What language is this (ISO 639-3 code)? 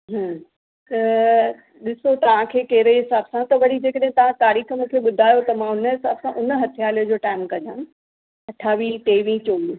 snd